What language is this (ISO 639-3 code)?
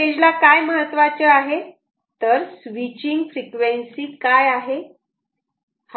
mar